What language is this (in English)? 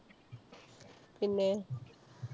Malayalam